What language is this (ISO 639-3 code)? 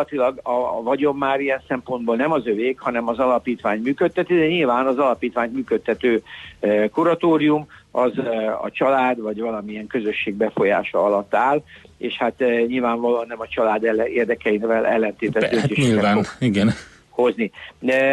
hun